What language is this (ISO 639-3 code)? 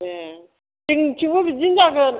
brx